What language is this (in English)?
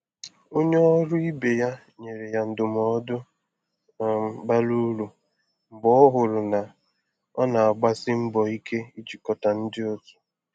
Igbo